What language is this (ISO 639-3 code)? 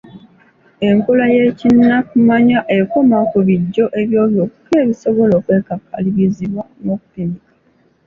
lug